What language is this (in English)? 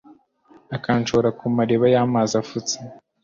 Kinyarwanda